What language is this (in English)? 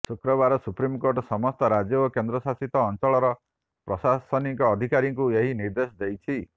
Odia